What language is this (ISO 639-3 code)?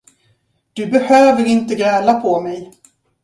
swe